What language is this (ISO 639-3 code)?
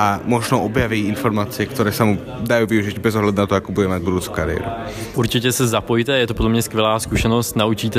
slk